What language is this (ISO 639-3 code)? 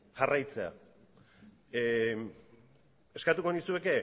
eus